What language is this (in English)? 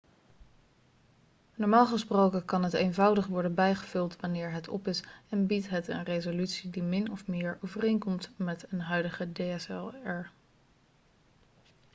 Dutch